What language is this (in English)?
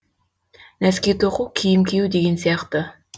Kazakh